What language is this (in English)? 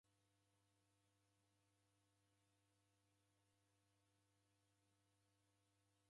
Taita